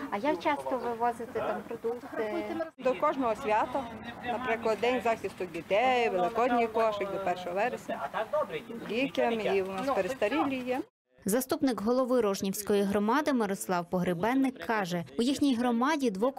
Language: Ukrainian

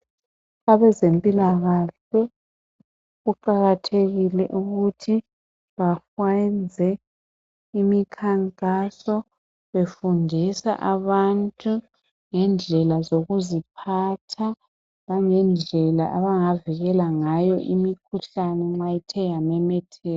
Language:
North Ndebele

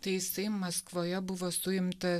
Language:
Lithuanian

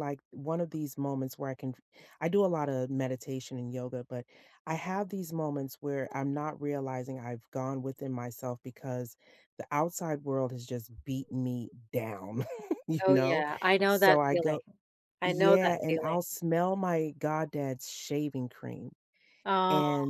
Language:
English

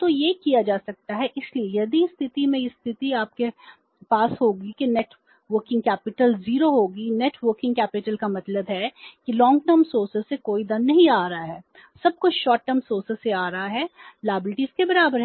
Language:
Hindi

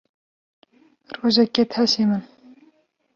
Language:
Kurdish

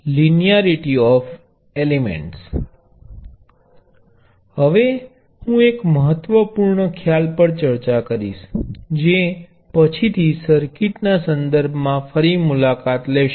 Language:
Gujarati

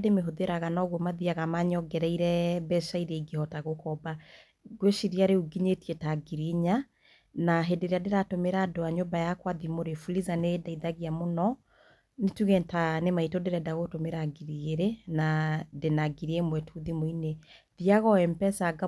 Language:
Kikuyu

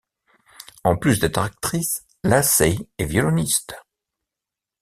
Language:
French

